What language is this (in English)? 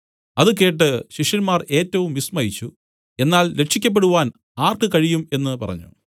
Malayalam